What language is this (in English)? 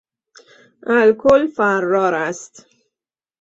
Persian